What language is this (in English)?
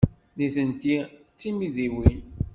Kabyle